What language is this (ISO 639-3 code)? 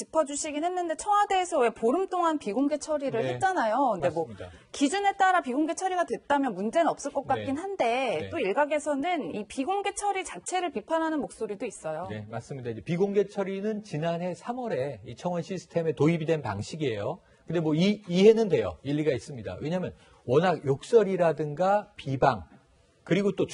kor